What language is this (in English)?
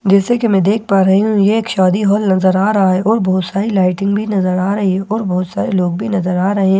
Hindi